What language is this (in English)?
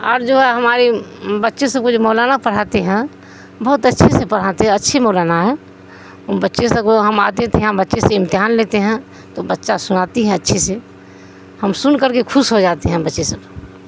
Urdu